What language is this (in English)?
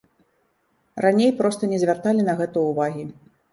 Belarusian